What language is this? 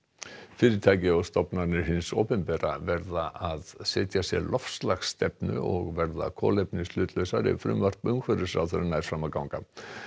Icelandic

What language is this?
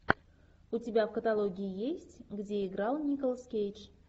Russian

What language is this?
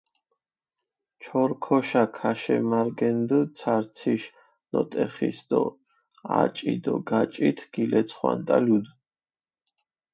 Mingrelian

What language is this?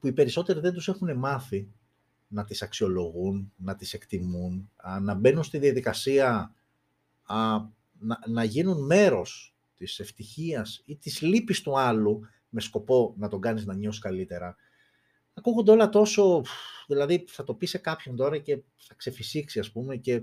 Greek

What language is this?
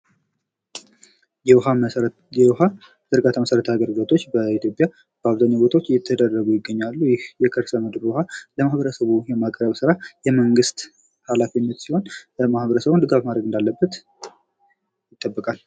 Amharic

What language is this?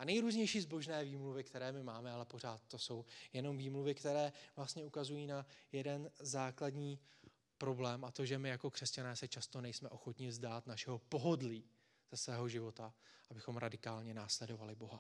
Czech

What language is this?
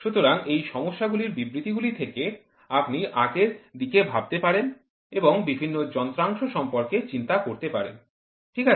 Bangla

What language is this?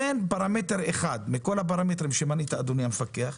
Hebrew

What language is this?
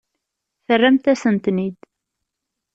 Kabyle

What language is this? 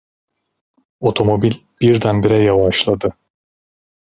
Turkish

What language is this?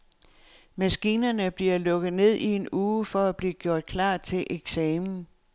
Danish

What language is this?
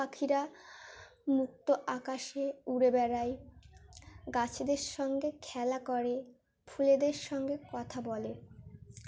Bangla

